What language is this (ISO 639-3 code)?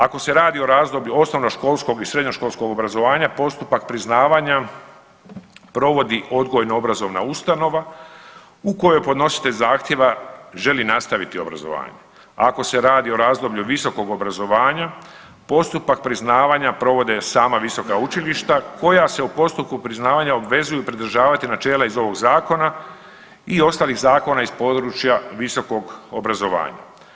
hrv